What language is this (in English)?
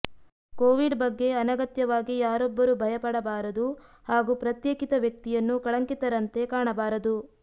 Kannada